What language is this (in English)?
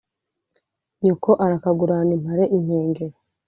Kinyarwanda